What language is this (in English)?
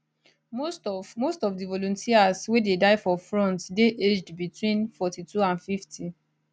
Nigerian Pidgin